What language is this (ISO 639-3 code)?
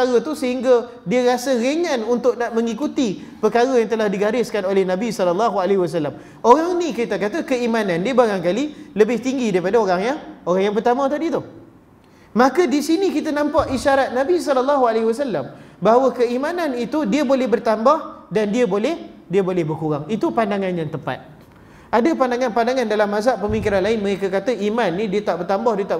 msa